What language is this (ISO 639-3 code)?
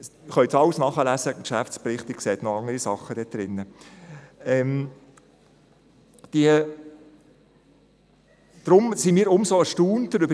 gsw